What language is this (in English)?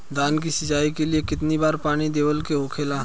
Bhojpuri